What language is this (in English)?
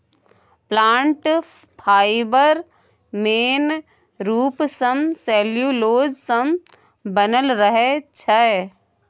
Maithili